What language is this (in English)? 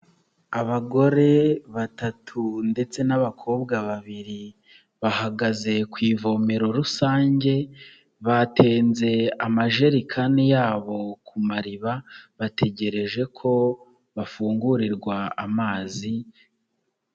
Kinyarwanda